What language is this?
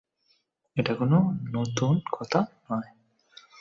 Bangla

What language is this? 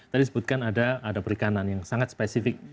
Indonesian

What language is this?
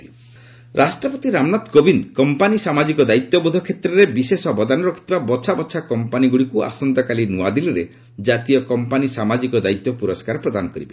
Odia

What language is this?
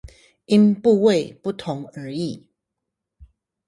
Chinese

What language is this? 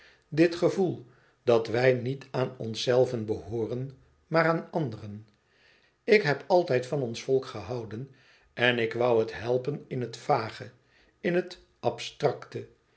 Dutch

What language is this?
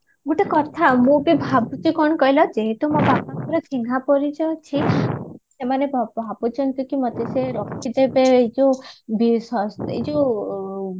Odia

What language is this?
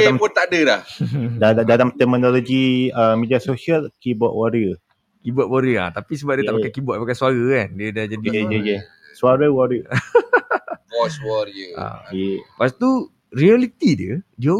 Malay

